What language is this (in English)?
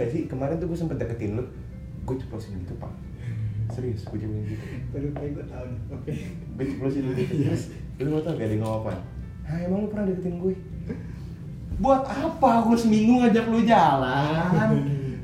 Indonesian